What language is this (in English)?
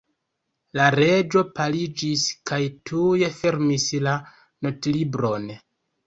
Esperanto